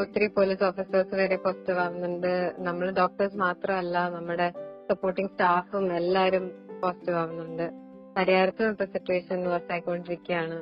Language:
Malayalam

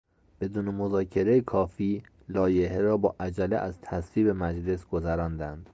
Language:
Persian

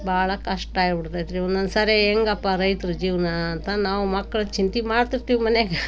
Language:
Kannada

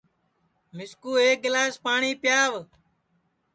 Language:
Sansi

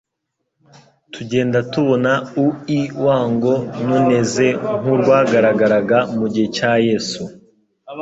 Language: Kinyarwanda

